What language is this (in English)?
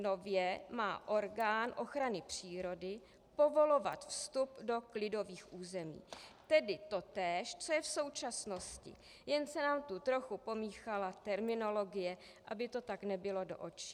Czech